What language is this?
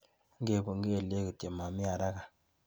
Kalenjin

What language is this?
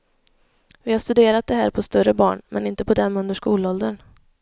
Swedish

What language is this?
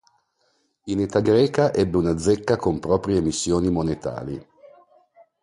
Italian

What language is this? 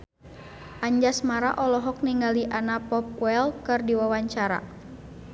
Sundanese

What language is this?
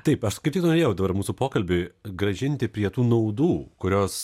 Lithuanian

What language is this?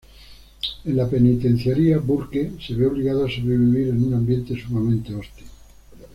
Spanish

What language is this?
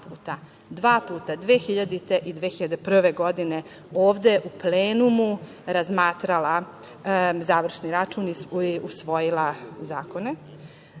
Serbian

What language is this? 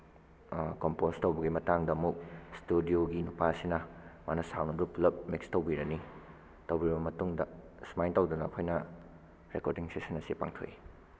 Manipuri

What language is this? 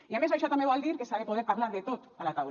Catalan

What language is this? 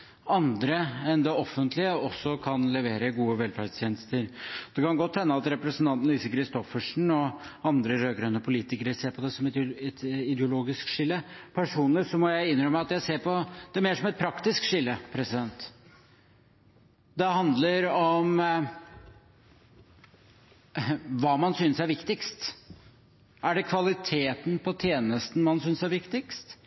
Norwegian Bokmål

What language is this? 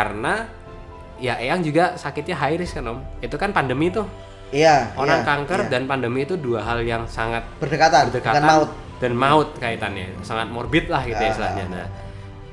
Indonesian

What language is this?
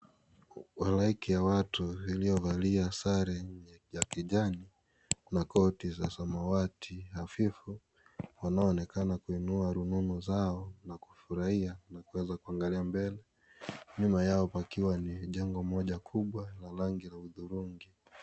Swahili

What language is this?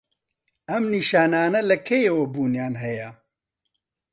Central Kurdish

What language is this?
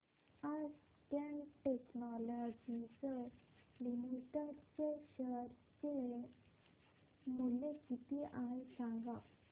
Marathi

